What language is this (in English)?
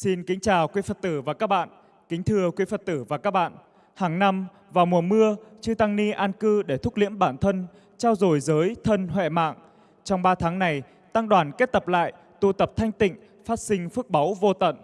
Vietnamese